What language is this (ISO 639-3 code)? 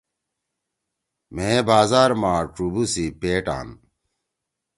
trw